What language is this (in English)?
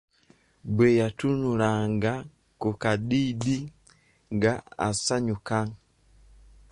Ganda